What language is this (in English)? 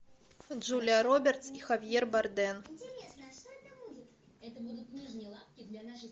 Russian